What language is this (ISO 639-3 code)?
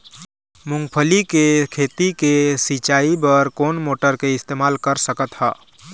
hne